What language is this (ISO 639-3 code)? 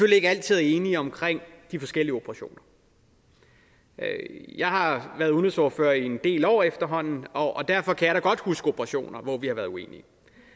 dan